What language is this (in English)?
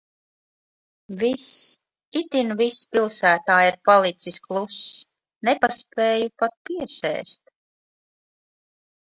Latvian